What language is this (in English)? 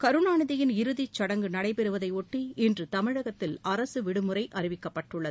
Tamil